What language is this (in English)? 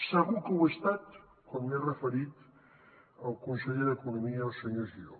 Catalan